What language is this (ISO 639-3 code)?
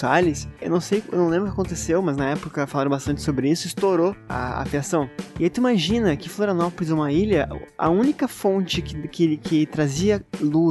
por